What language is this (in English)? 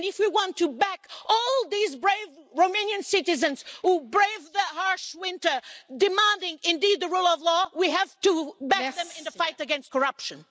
English